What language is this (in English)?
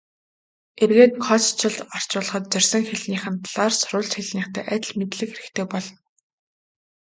Mongolian